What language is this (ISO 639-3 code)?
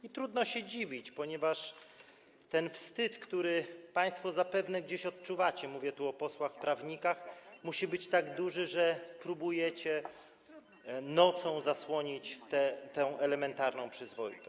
pol